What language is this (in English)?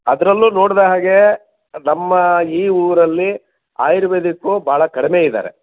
Kannada